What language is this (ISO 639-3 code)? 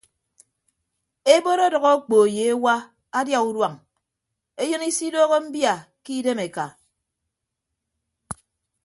ibb